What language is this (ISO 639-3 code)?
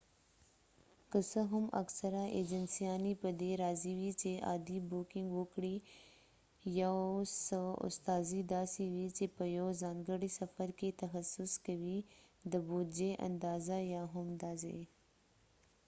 pus